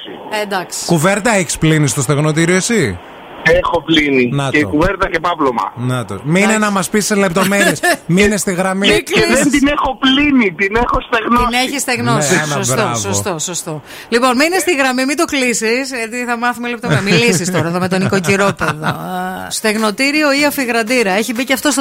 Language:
Greek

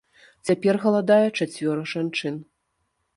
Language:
Belarusian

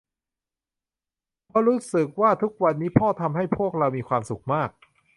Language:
Thai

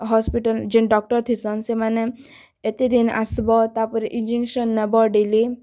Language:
Odia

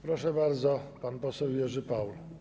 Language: Polish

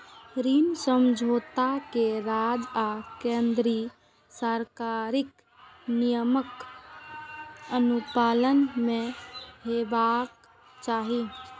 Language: Maithili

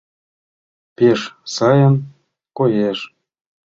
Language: Mari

